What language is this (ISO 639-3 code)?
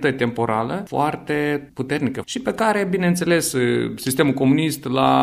ron